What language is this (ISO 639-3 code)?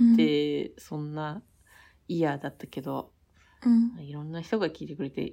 jpn